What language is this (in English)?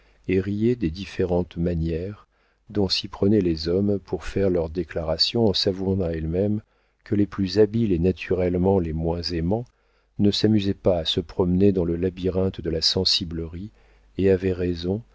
French